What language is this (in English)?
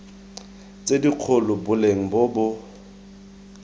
Tswana